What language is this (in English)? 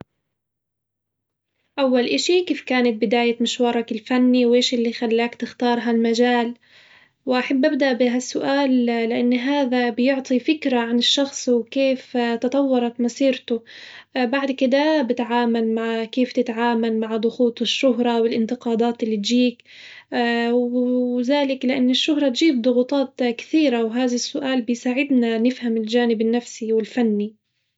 Hijazi Arabic